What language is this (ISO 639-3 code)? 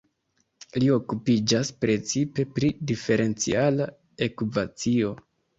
epo